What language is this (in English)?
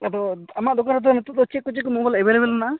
Santali